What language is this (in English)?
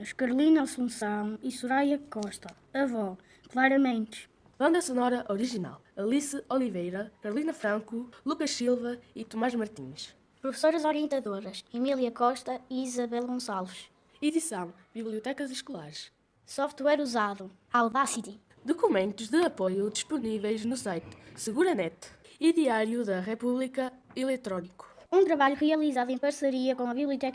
Portuguese